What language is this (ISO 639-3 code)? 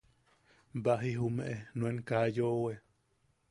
yaq